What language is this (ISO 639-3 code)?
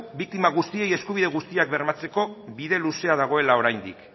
eus